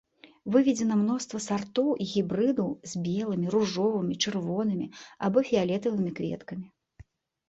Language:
Belarusian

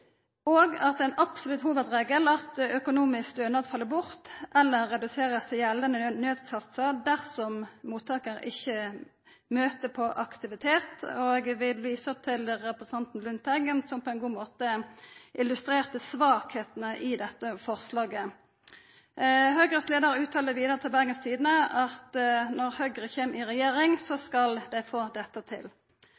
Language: Norwegian Nynorsk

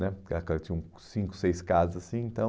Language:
Portuguese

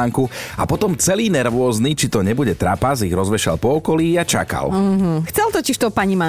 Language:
Slovak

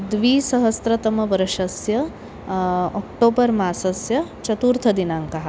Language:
Sanskrit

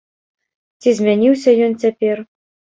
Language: Belarusian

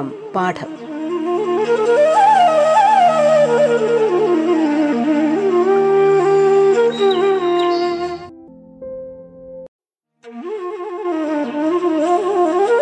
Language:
Malayalam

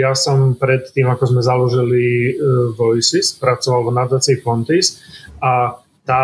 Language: Slovak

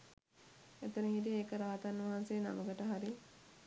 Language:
Sinhala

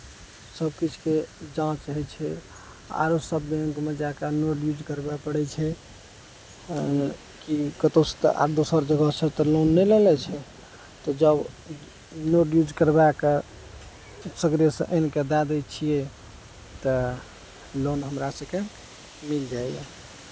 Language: Maithili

